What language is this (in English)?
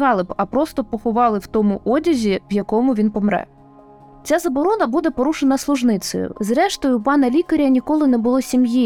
Ukrainian